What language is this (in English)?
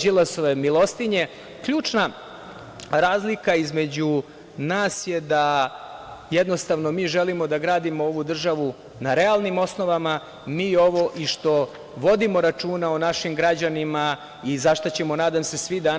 Serbian